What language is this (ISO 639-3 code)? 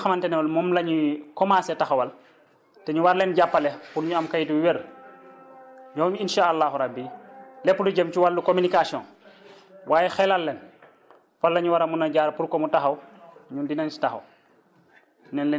wol